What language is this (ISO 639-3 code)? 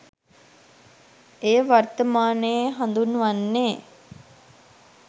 sin